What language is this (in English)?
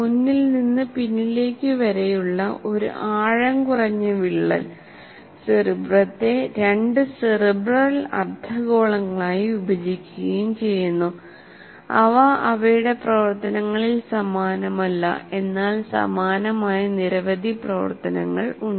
Malayalam